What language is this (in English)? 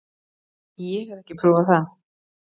Icelandic